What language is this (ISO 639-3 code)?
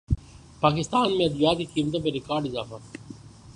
urd